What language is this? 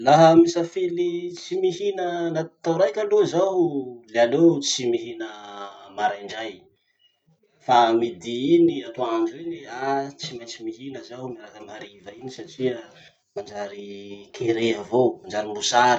Masikoro Malagasy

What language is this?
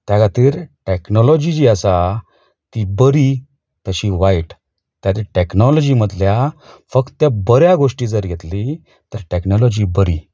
Konkani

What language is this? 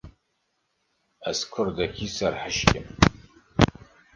Kurdish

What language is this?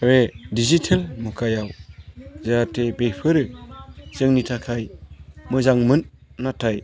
Bodo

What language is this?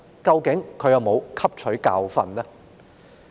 Cantonese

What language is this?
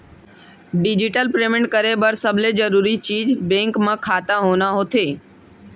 Chhattisgarhi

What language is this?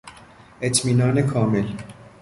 Persian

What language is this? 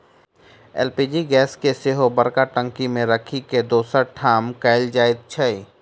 Maithili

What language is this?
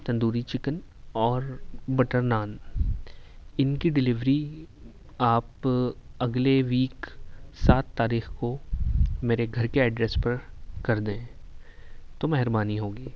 Urdu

